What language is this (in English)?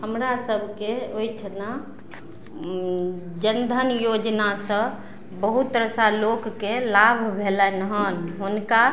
Maithili